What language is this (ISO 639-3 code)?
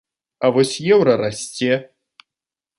bel